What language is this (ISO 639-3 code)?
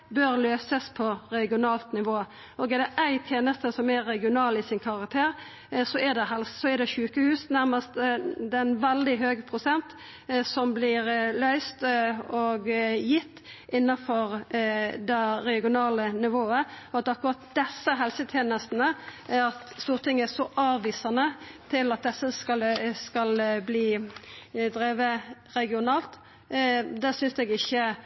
nno